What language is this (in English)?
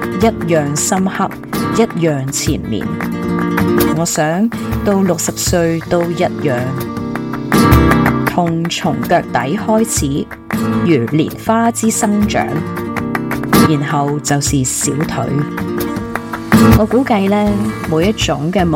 Chinese